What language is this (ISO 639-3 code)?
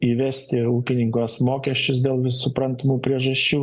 lit